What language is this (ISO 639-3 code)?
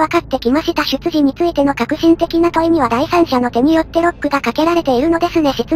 jpn